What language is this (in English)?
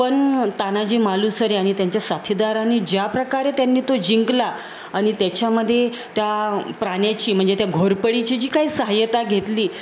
Marathi